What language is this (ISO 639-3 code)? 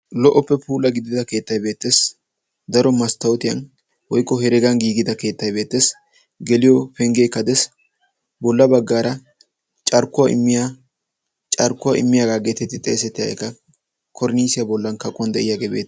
wal